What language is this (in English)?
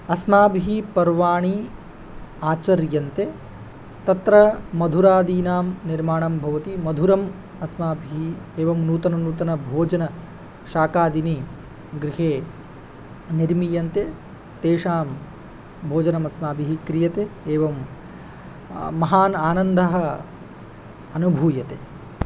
Sanskrit